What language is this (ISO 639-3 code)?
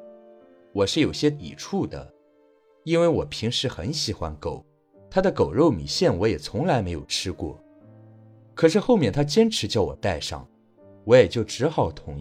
zho